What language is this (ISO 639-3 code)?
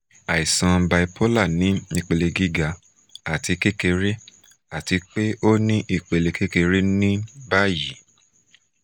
yor